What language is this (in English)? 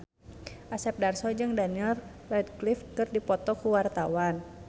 Sundanese